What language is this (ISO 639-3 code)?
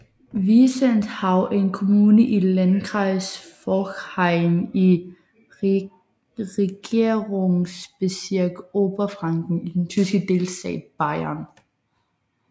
dan